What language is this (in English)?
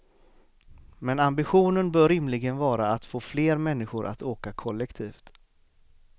Swedish